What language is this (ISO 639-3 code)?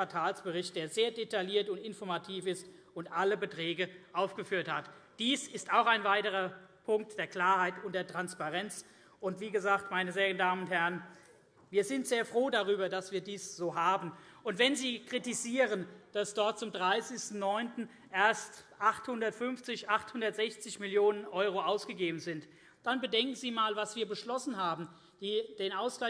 deu